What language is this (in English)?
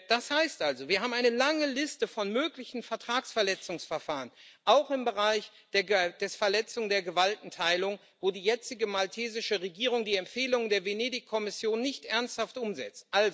German